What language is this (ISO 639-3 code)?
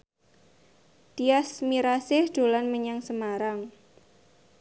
jav